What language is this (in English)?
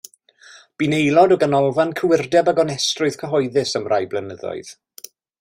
Welsh